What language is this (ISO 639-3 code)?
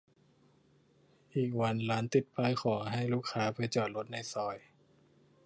tha